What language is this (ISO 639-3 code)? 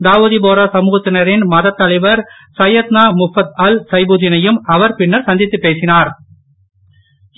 tam